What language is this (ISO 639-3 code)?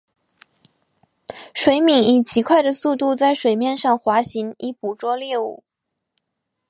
zho